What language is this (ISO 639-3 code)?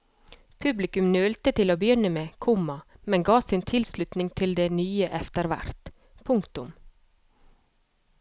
nor